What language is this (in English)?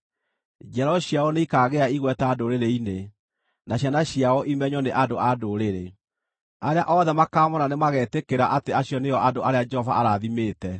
Kikuyu